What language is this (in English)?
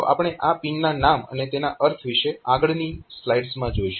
Gujarati